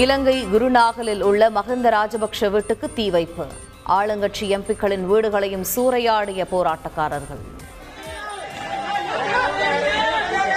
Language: Tamil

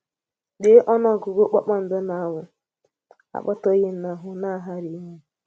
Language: Igbo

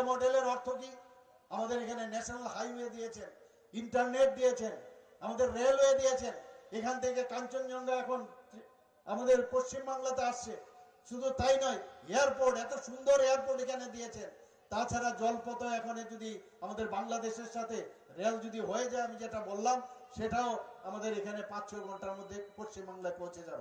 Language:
Bangla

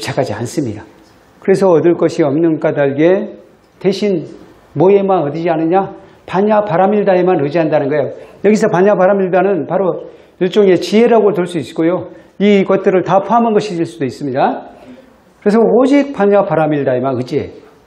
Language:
Korean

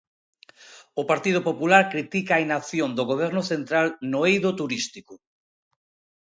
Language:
Galician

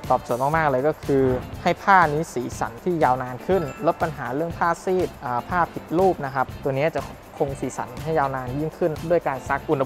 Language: Thai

